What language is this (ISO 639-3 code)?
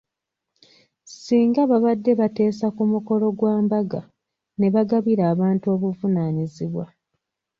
lug